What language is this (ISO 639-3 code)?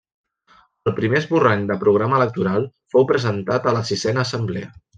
cat